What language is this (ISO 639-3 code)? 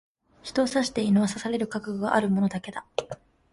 jpn